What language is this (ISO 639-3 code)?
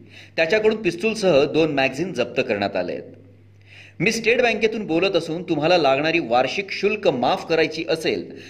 mar